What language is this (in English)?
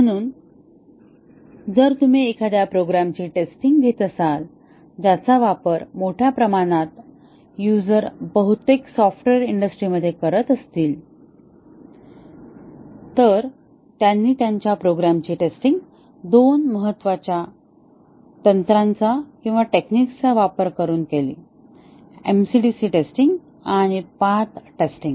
Marathi